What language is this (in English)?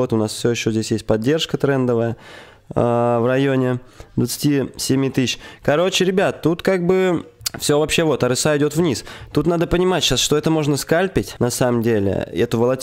Russian